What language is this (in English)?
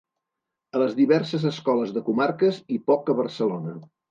Catalan